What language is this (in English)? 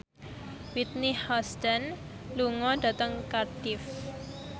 Javanese